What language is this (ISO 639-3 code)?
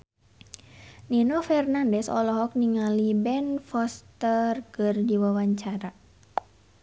sun